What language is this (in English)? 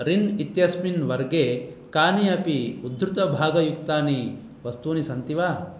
Sanskrit